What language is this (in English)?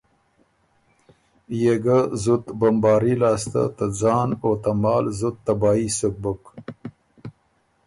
Ormuri